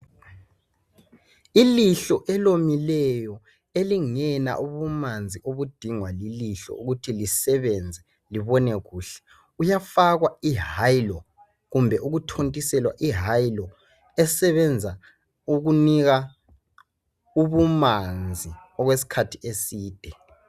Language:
North Ndebele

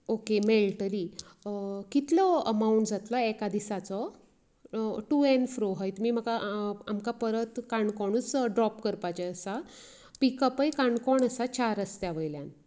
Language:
Konkani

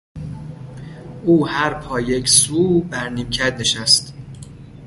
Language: Persian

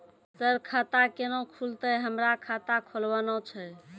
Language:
Maithili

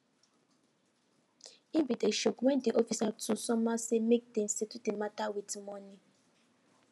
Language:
Nigerian Pidgin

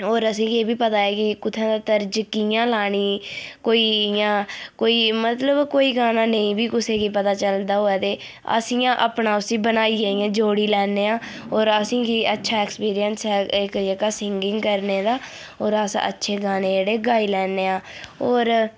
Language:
Dogri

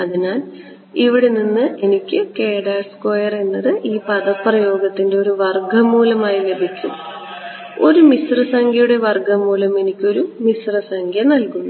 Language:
Malayalam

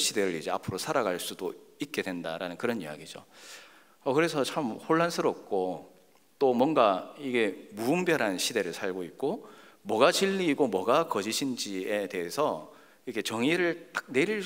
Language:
Korean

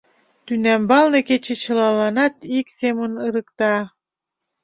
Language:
Mari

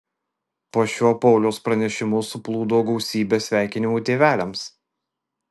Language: Lithuanian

